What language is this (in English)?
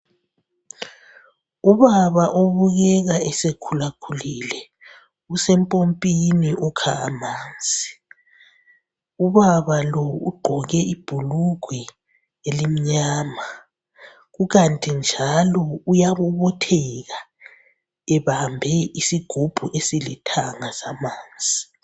North Ndebele